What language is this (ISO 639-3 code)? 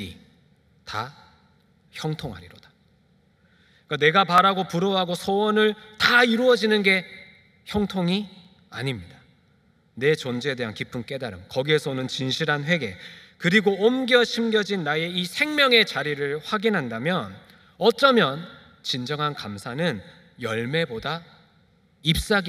kor